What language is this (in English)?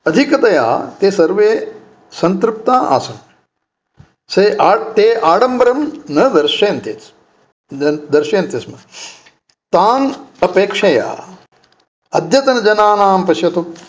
Sanskrit